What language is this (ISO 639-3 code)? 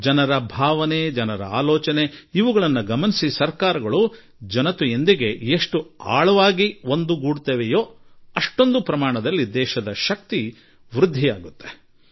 kan